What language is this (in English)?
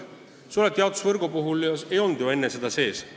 Estonian